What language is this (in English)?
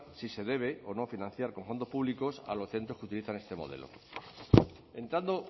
Spanish